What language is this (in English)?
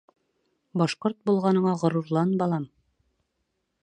Bashkir